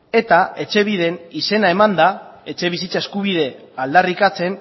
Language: Basque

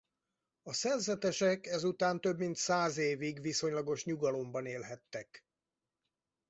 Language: Hungarian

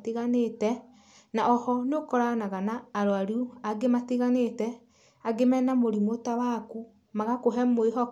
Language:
Kikuyu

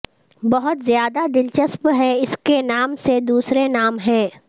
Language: Urdu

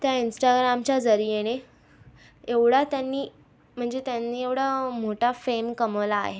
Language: Marathi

